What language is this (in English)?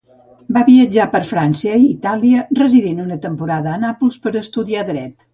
Catalan